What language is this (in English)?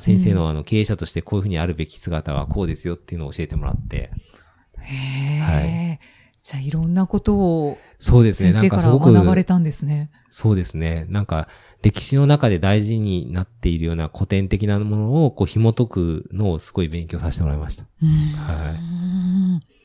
Japanese